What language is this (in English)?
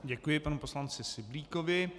Czech